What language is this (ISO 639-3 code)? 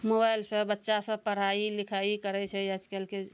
mai